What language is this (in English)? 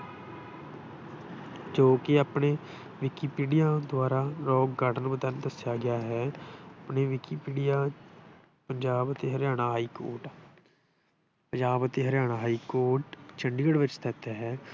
Punjabi